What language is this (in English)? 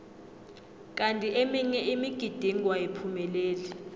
South Ndebele